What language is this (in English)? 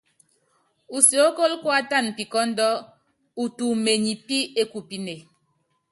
Yangben